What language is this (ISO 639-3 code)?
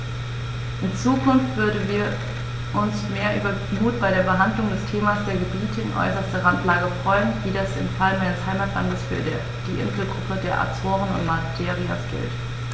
deu